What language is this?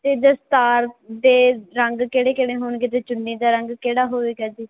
Punjabi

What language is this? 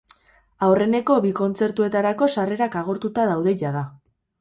Basque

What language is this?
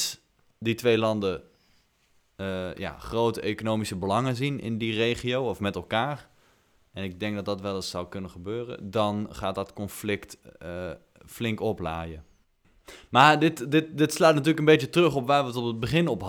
Dutch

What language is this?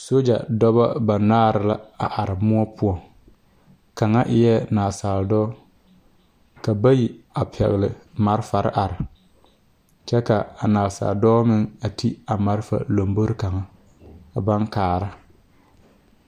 Southern Dagaare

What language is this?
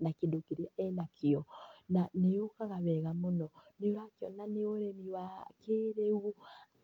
Kikuyu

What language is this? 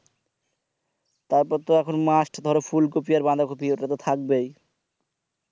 Bangla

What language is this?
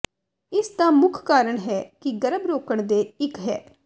Punjabi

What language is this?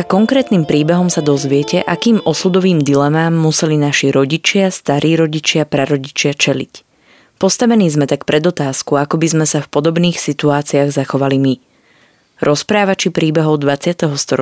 Slovak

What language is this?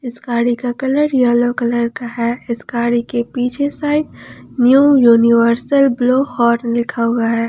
Hindi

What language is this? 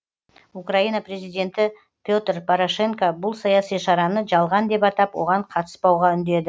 Kazakh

